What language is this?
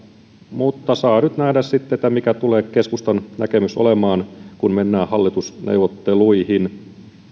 Finnish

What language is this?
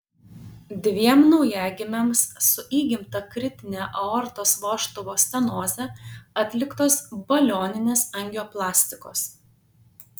Lithuanian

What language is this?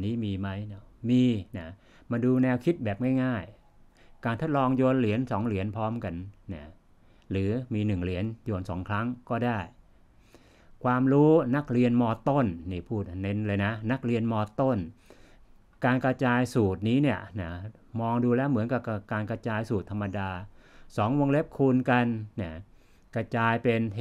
Thai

